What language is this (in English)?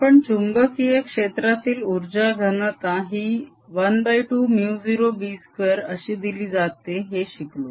Marathi